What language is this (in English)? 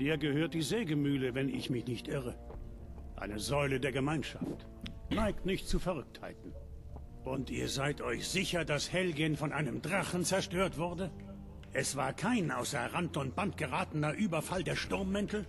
German